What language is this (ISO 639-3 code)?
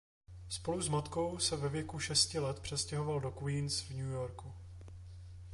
ces